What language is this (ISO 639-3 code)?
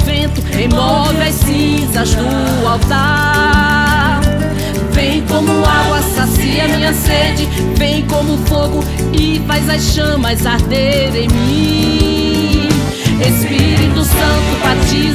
por